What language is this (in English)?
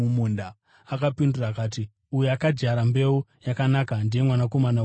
Shona